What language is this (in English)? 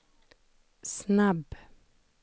Swedish